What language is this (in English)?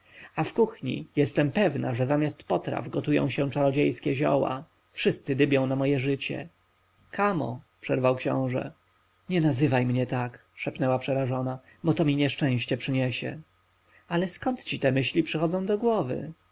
Polish